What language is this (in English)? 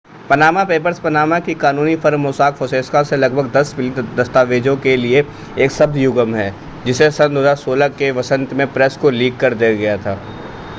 Hindi